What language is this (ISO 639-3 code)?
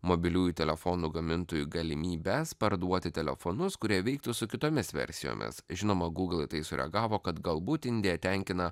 lit